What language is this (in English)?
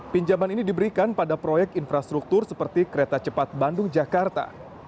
Indonesian